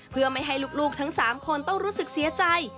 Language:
Thai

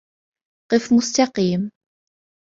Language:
Arabic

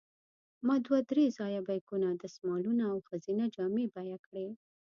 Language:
Pashto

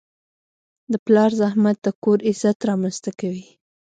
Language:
Pashto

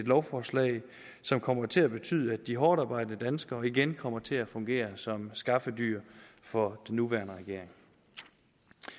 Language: Danish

